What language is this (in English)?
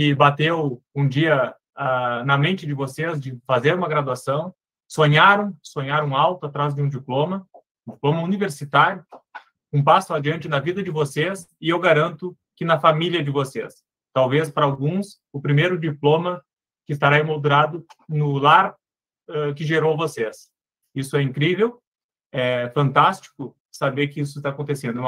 Portuguese